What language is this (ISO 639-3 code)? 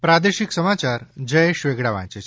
guj